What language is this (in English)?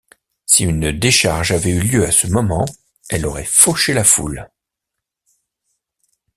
French